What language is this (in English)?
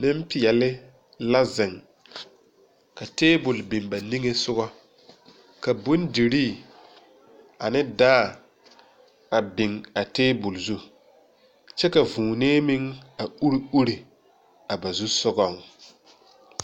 Southern Dagaare